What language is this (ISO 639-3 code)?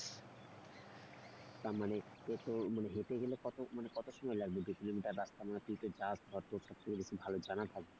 ben